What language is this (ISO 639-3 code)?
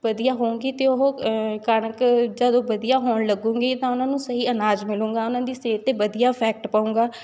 pan